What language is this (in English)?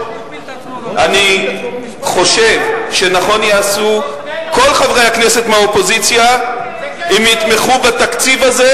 Hebrew